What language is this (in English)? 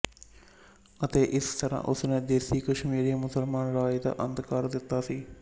Punjabi